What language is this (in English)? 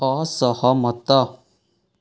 Odia